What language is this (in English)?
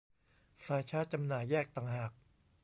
Thai